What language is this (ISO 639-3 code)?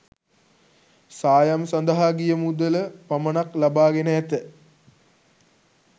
sin